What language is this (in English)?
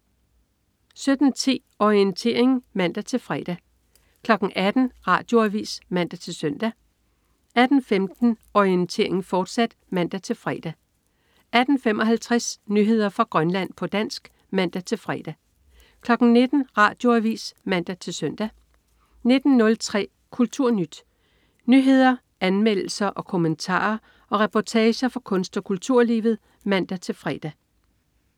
Danish